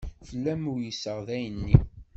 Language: Kabyle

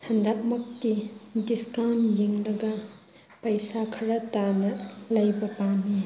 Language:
Manipuri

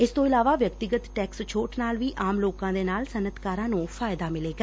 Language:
Punjabi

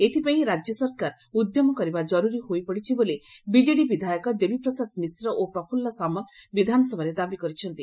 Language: Odia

